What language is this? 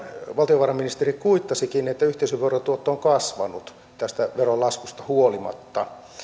Finnish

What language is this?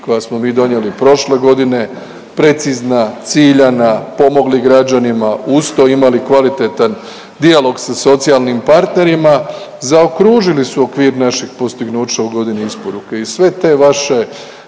Croatian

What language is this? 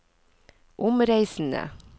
Norwegian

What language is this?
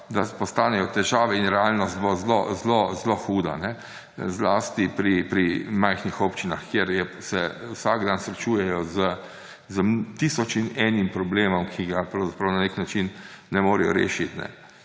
Slovenian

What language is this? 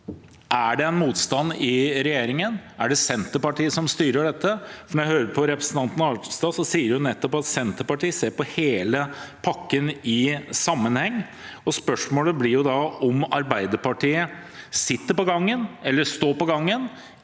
Norwegian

